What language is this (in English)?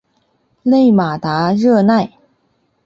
Chinese